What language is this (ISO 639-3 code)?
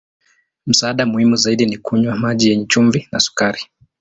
swa